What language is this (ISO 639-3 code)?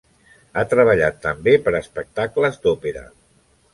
cat